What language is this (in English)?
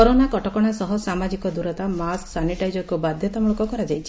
Odia